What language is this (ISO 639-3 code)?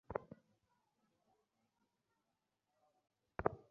ben